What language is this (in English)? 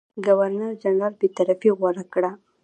Pashto